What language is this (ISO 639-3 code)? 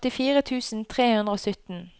nor